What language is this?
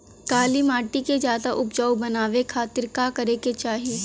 Bhojpuri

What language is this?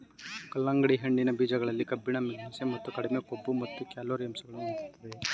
Kannada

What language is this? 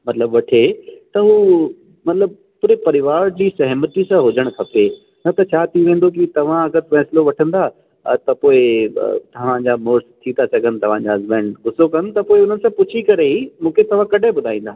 Sindhi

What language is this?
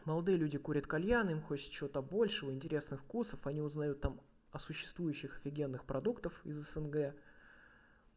Russian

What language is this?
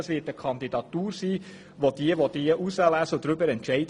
Swiss German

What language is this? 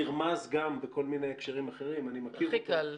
Hebrew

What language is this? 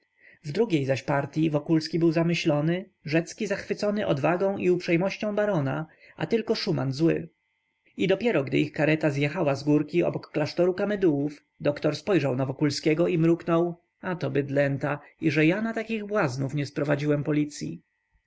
Polish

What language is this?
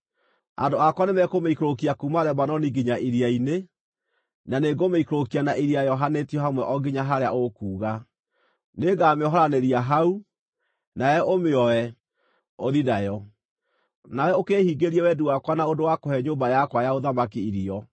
Kikuyu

